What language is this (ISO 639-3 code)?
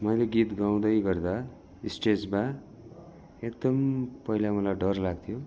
nep